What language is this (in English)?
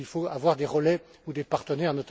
French